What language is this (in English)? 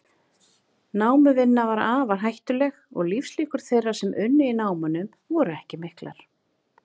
Icelandic